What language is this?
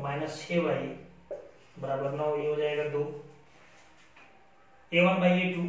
Hindi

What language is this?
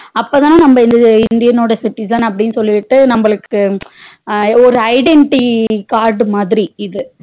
Tamil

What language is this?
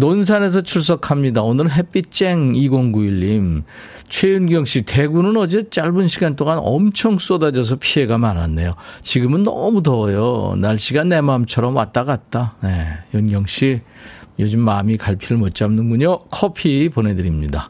Korean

